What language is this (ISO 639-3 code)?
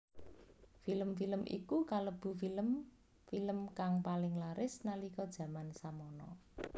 jav